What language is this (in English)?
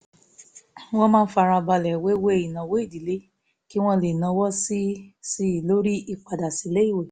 Yoruba